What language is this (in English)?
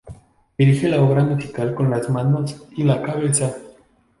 Spanish